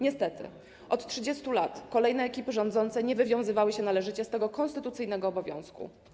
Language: Polish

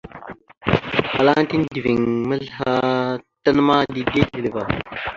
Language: Mada (Cameroon)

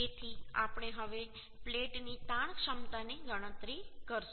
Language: Gujarati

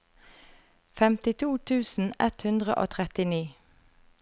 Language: Norwegian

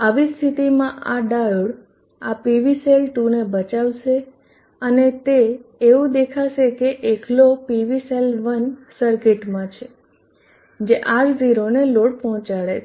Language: Gujarati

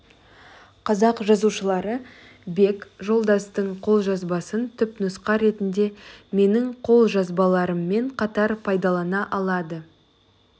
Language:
Kazakh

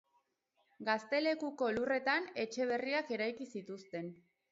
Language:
Basque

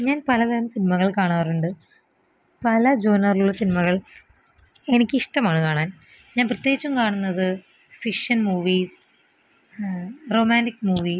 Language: Malayalam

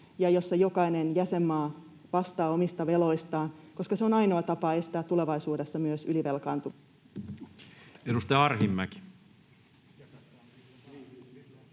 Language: Finnish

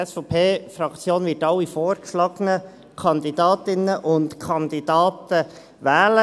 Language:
Swiss German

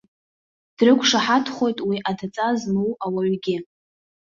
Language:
Abkhazian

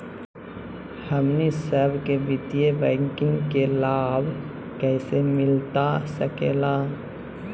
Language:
Magahi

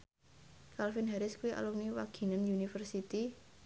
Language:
Javanese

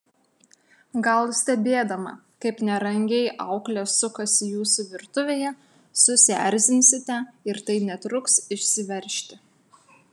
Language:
Lithuanian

